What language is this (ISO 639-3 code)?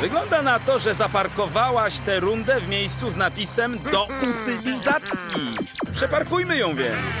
pol